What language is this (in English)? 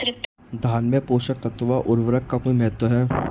Hindi